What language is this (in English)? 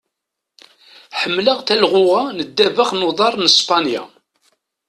Kabyle